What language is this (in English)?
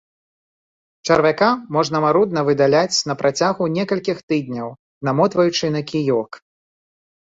Belarusian